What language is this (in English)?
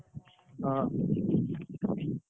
Odia